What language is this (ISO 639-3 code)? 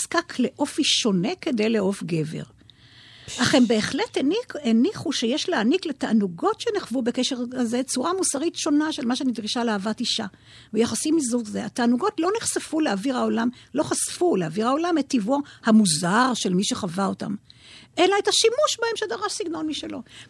heb